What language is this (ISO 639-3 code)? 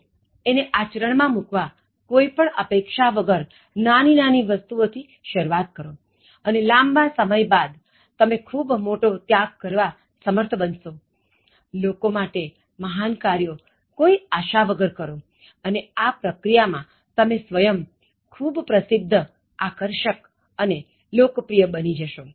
guj